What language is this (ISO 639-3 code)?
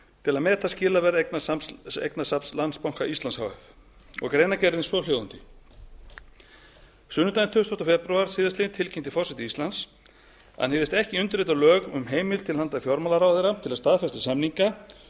isl